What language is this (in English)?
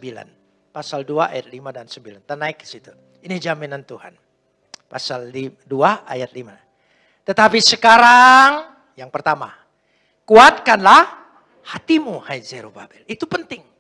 Indonesian